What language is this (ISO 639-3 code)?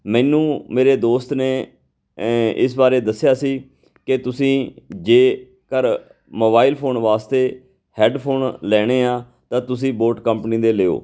pan